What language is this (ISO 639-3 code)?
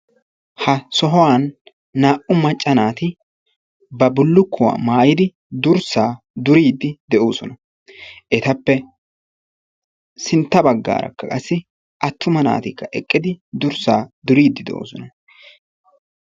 wal